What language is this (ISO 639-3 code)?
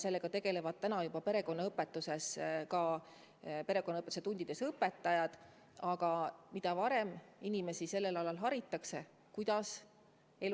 est